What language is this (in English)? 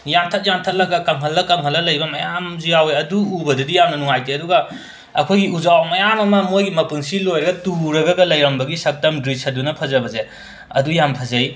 Manipuri